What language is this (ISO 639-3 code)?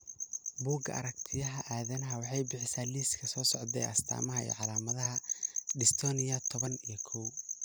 som